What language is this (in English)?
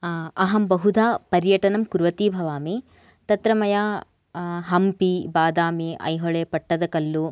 Sanskrit